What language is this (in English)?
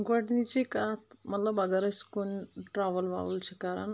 Kashmiri